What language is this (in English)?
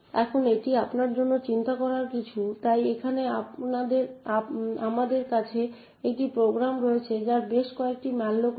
Bangla